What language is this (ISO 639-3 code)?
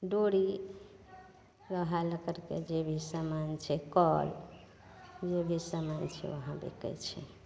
mai